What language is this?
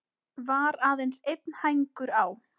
Icelandic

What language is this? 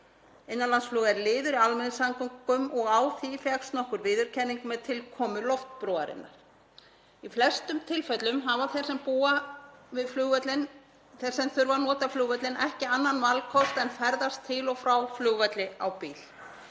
Icelandic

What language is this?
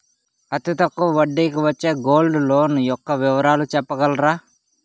Telugu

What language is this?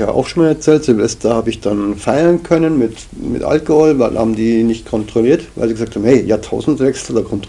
German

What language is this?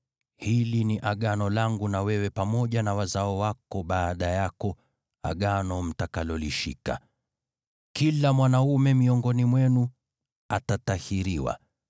Swahili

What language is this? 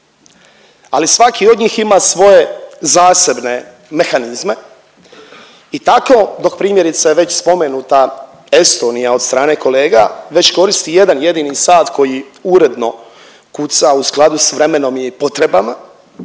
Croatian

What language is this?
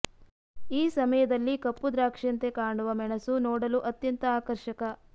Kannada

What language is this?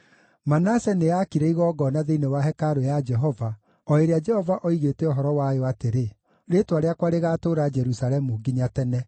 Kikuyu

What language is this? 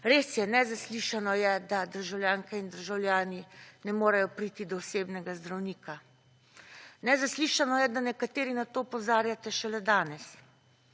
Slovenian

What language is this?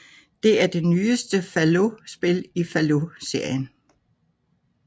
Danish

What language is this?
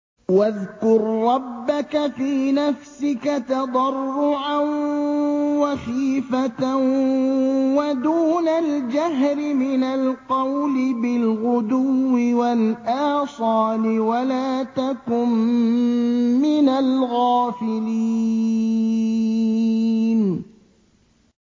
Arabic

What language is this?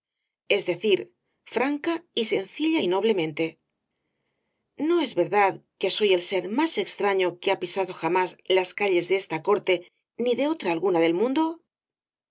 Spanish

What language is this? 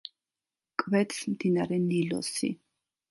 Georgian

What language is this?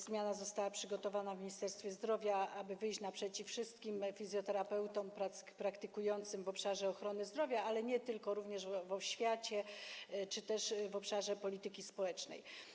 Polish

